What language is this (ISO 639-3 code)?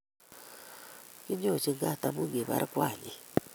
kln